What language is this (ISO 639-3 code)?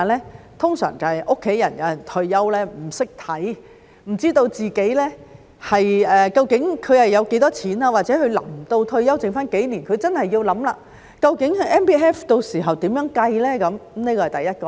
yue